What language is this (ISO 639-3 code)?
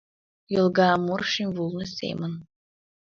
chm